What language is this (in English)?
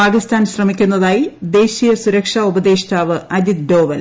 Malayalam